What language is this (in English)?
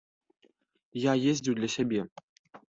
Belarusian